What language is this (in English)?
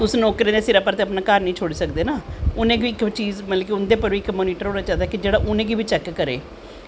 Dogri